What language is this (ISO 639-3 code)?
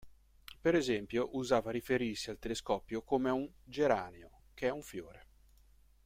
ita